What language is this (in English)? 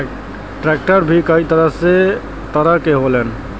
Bhojpuri